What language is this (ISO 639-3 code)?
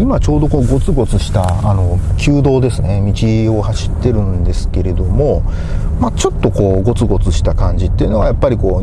jpn